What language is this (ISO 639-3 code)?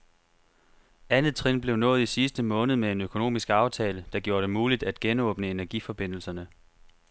dan